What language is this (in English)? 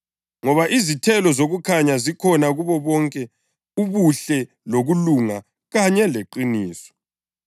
North Ndebele